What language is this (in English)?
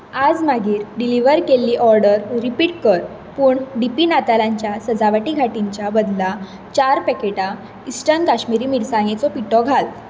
Konkani